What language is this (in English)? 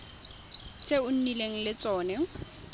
Tswana